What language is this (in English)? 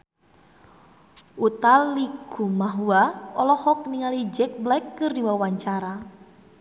Sundanese